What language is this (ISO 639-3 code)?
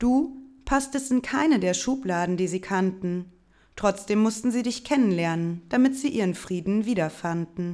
deu